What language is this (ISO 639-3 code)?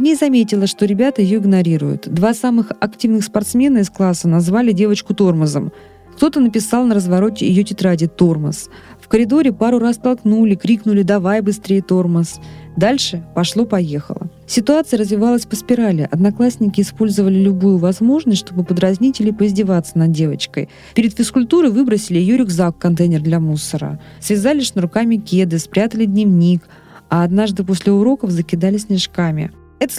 rus